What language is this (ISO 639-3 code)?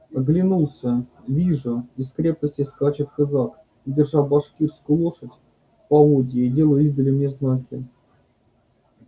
rus